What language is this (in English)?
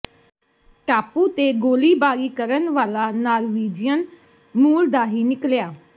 Punjabi